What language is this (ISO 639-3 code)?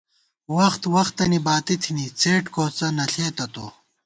gwt